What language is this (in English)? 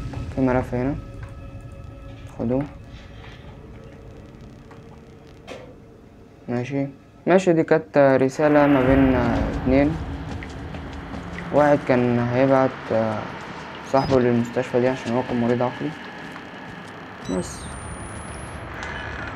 Arabic